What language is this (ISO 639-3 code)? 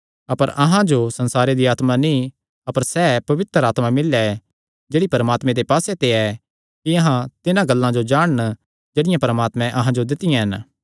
xnr